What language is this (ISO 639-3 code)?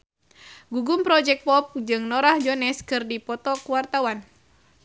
sun